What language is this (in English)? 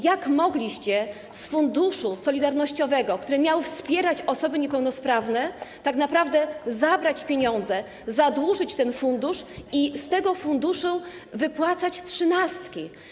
Polish